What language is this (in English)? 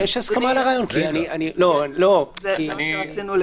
Hebrew